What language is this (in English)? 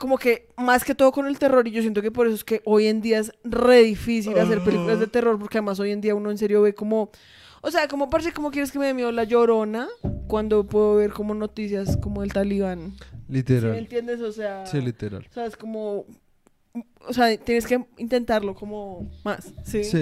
Spanish